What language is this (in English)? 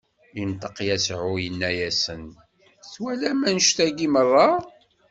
Kabyle